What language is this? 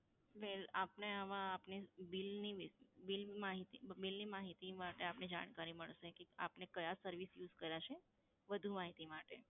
Gujarati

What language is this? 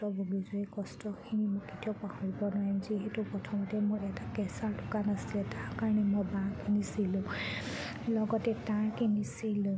Assamese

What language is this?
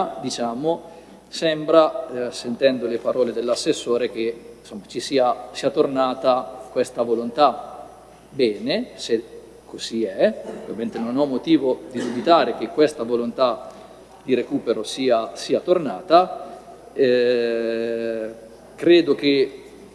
Italian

